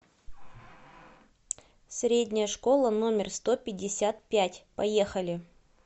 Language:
Russian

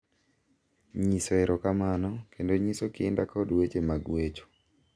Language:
Luo (Kenya and Tanzania)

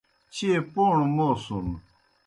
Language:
Kohistani Shina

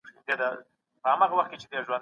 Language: Pashto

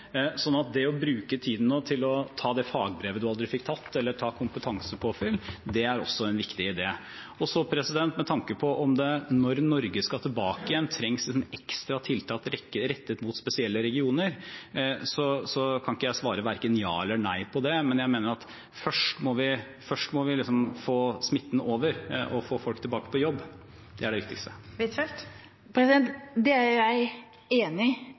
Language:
Norwegian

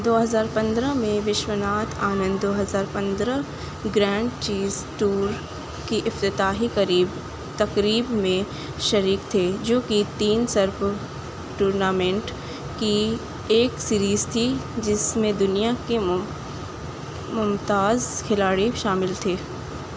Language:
Urdu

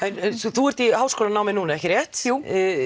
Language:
Icelandic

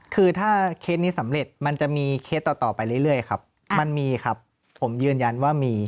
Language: Thai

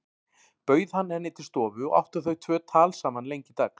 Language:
Icelandic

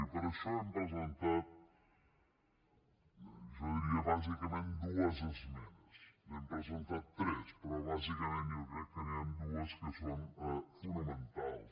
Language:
Catalan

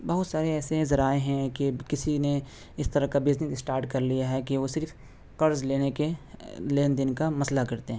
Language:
Urdu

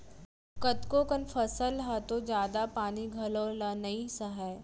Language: Chhattisgarhi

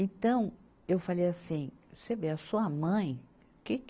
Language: Portuguese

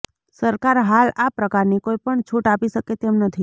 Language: Gujarati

